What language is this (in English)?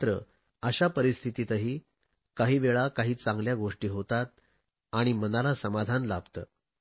Marathi